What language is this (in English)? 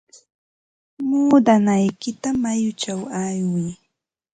Ambo-Pasco Quechua